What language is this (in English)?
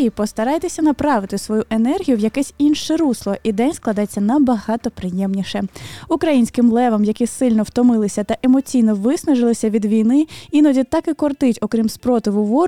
Ukrainian